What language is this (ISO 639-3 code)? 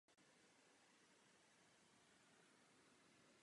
ces